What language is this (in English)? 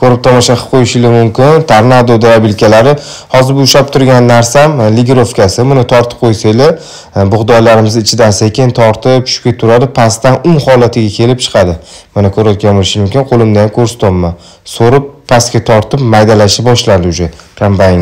Turkish